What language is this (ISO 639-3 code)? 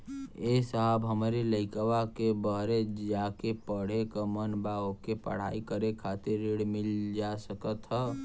bho